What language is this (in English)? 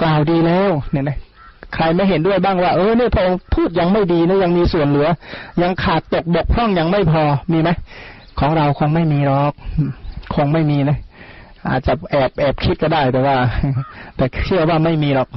Thai